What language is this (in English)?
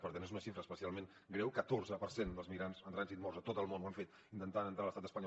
Catalan